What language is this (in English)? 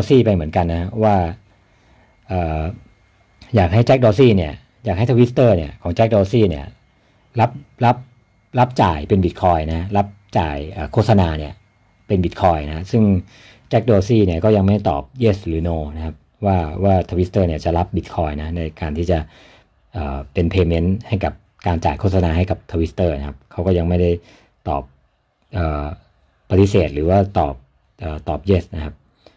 Thai